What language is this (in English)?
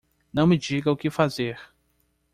Portuguese